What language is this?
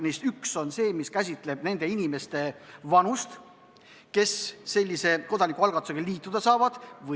Estonian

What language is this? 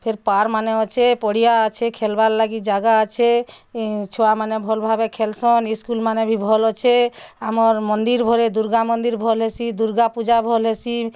Odia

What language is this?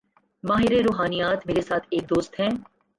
Urdu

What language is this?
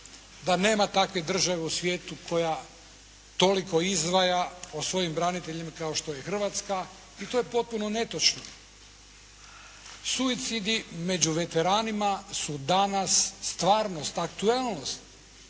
Croatian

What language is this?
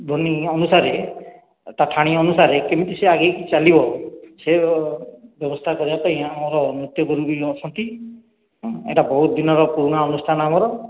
Odia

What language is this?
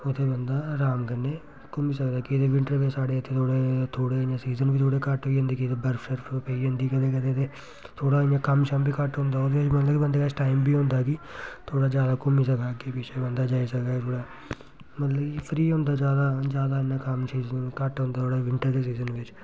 Dogri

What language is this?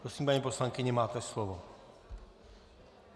Czech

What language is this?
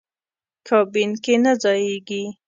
Pashto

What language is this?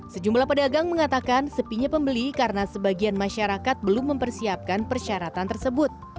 Indonesian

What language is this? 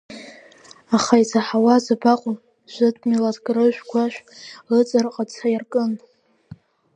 Abkhazian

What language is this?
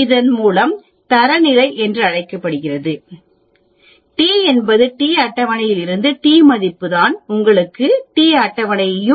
Tamil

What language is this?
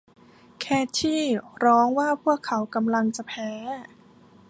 Thai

